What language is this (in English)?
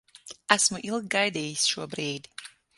Latvian